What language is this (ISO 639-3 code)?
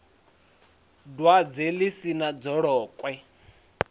ven